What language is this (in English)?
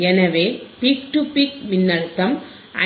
Tamil